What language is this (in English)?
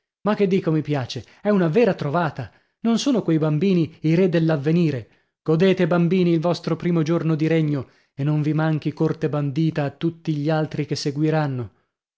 Italian